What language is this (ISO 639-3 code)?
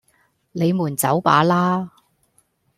yue